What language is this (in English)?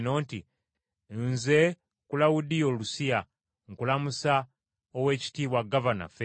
Ganda